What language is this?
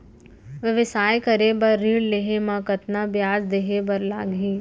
Chhattisgarhi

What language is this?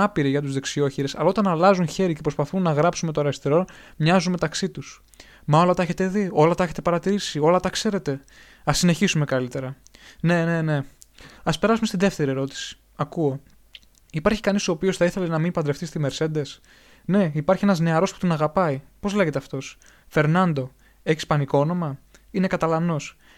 Greek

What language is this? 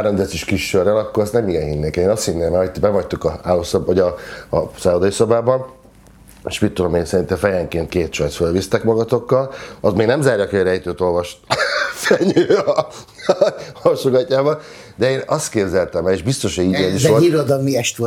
Hungarian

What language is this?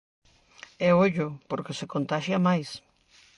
Galician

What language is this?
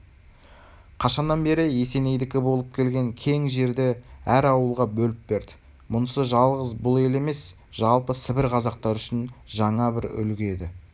Kazakh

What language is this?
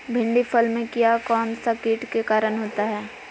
Magahi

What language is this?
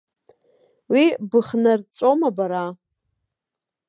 Abkhazian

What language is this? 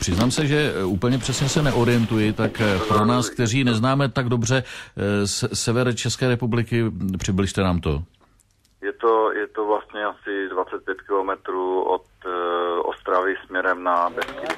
Czech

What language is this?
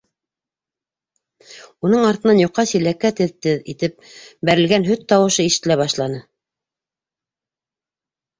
Bashkir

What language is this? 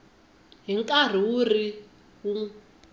Tsonga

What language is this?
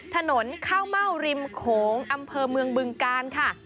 Thai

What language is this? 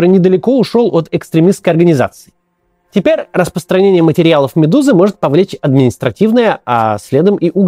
Russian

